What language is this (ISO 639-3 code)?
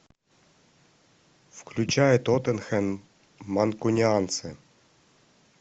rus